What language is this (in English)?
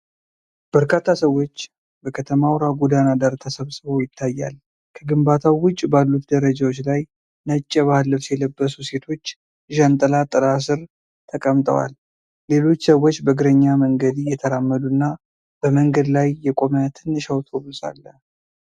Amharic